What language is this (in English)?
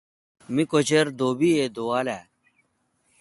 Kalkoti